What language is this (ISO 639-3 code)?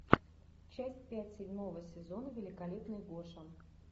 rus